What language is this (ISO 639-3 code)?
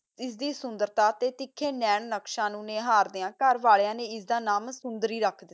pan